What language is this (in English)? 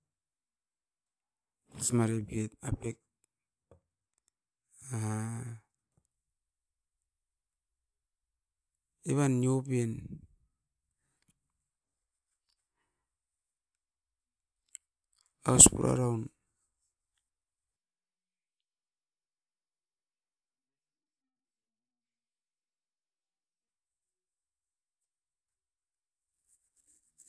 Askopan